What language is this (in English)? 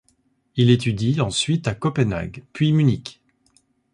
French